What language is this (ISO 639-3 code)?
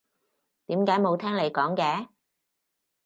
yue